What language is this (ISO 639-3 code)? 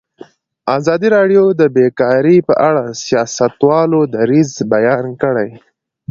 pus